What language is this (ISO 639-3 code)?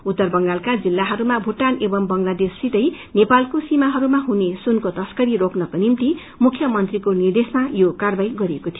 nep